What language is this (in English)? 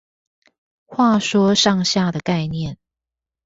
Chinese